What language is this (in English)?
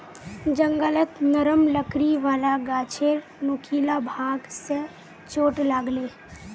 Magahi